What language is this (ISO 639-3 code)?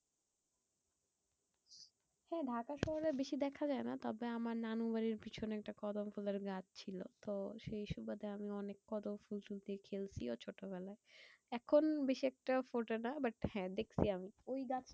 ben